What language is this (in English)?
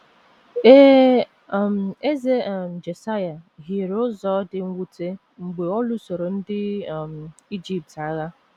Igbo